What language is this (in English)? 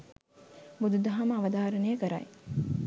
Sinhala